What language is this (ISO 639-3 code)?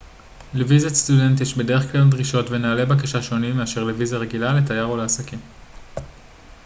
heb